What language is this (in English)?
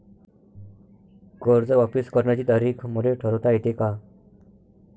Marathi